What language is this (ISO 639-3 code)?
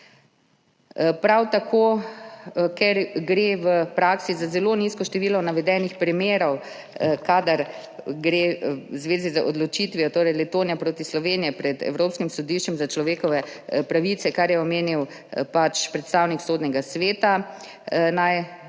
slv